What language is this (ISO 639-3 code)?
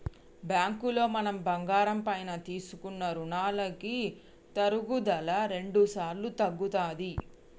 tel